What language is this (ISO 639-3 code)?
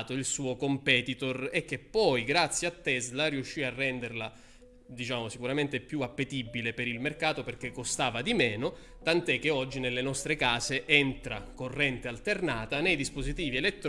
ita